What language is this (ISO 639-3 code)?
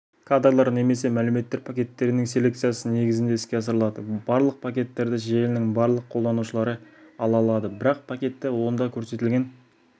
kaz